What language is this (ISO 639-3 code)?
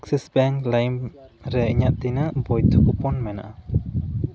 sat